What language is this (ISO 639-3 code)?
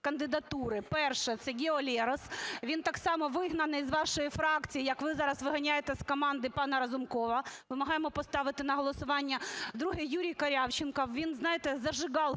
ukr